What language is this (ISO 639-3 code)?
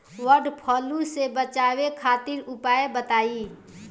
bho